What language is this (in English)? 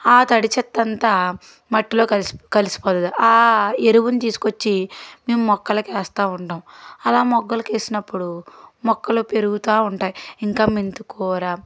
Telugu